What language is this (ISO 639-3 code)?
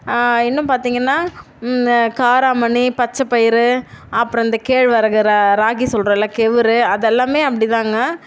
tam